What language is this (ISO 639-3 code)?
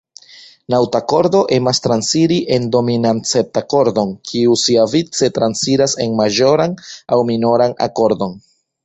epo